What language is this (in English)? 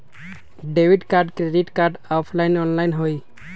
Magahi